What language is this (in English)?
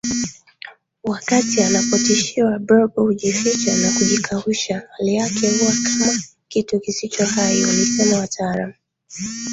Swahili